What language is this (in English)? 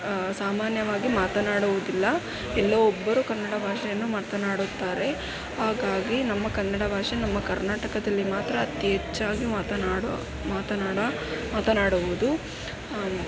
Kannada